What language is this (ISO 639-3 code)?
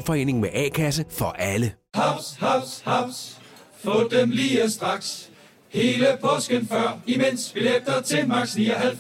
dan